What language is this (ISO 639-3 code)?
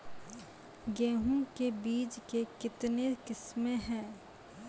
mai